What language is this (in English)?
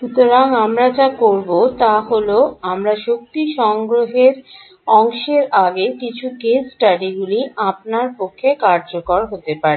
Bangla